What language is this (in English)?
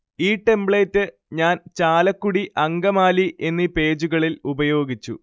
Malayalam